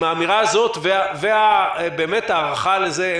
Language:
Hebrew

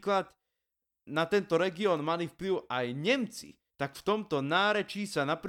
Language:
Slovak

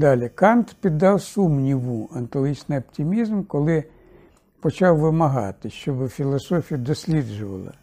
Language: Ukrainian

